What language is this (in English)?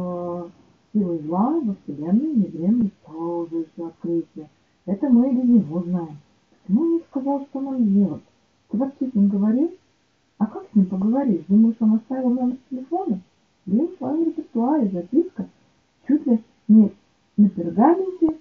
Russian